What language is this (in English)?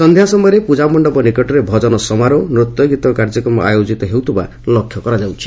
Odia